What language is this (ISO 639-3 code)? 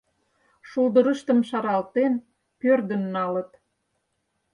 chm